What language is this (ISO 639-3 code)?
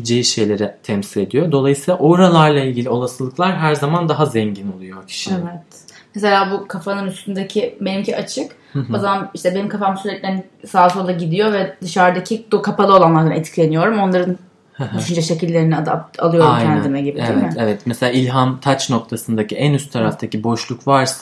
tur